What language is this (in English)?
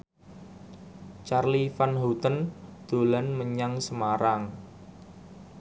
Javanese